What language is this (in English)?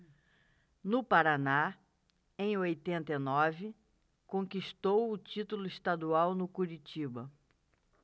Portuguese